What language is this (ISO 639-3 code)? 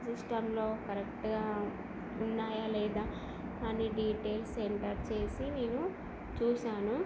tel